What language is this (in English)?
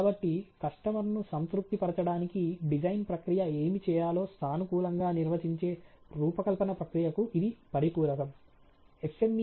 Telugu